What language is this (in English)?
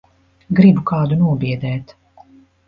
Latvian